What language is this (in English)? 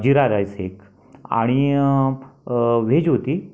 Marathi